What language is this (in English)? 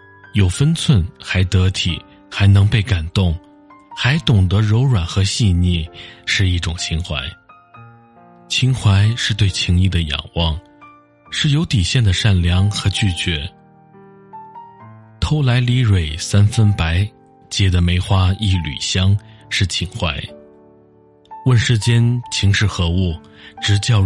Chinese